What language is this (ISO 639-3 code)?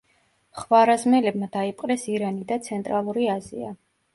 kat